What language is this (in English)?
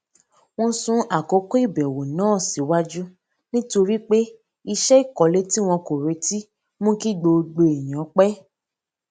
Yoruba